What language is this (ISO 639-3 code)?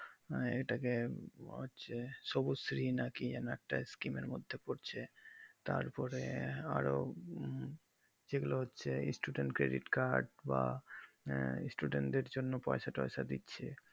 ben